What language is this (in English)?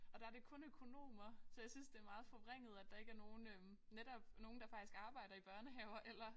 Danish